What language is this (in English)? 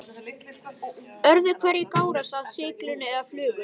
Icelandic